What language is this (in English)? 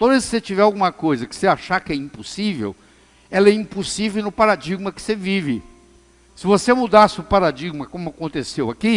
Portuguese